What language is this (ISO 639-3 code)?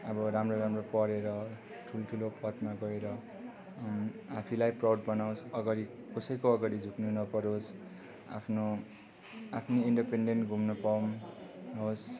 nep